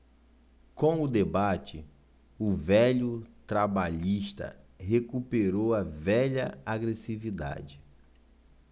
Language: Portuguese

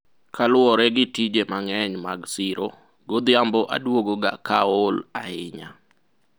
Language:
Luo (Kenya and Tanzania)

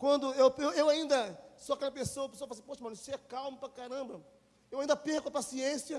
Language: Portuguese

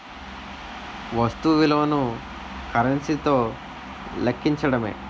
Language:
Telugu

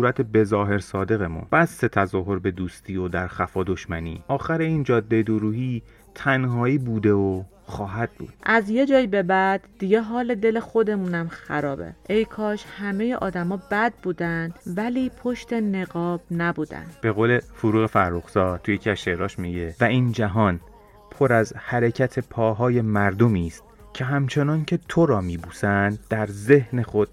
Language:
Persian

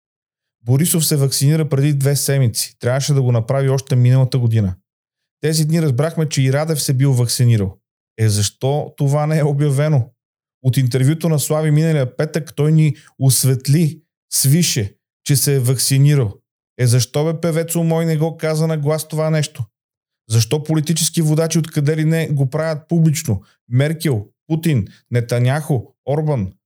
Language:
Bulgarian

